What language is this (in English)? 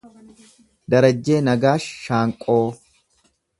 Oromo